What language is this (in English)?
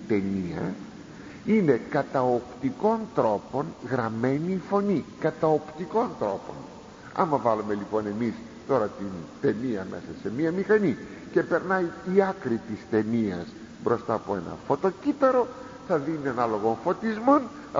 Greek